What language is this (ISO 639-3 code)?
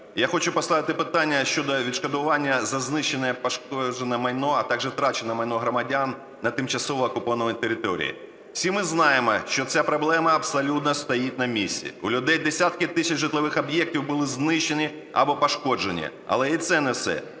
ukr